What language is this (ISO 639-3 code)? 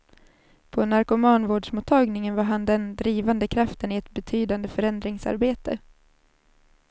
swe